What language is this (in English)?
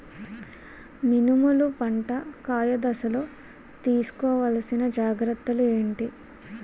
Telugu